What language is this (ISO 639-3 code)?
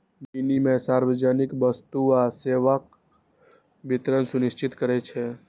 mai